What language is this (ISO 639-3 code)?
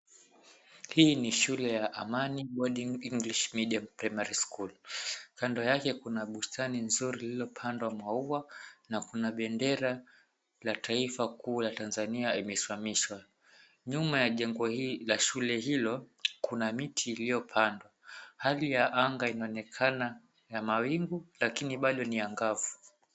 swa